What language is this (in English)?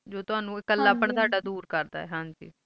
Punjabi